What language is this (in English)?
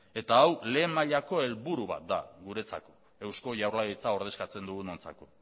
Basque